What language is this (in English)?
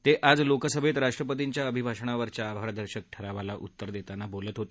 Marathi